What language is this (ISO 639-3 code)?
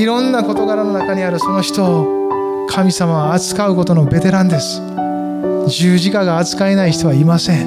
jpn